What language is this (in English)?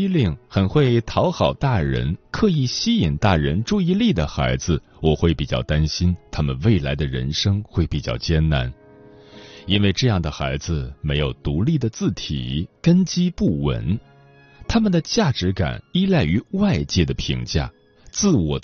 Chinese